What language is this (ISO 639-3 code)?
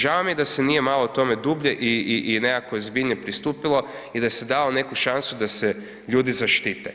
hrv